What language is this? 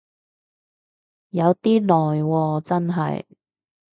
Cantonese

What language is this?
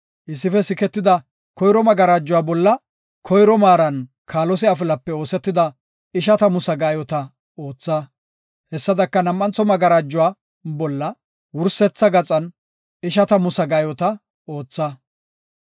Gofa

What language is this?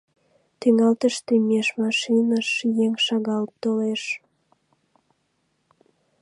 Mari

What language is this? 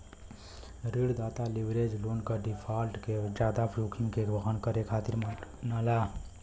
Bhojpuri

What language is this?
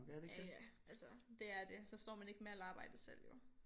Danish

